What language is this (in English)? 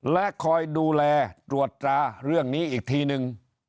Thai